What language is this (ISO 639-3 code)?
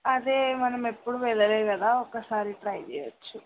tel